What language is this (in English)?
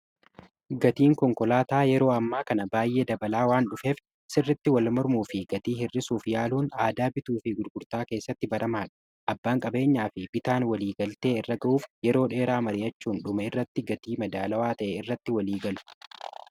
Oromo